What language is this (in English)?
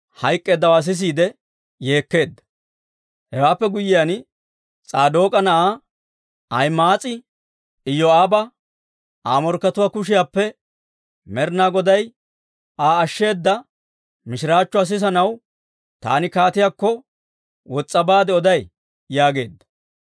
Dawro